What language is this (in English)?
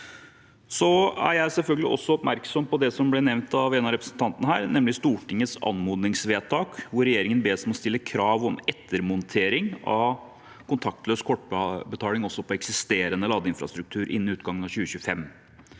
Norwegian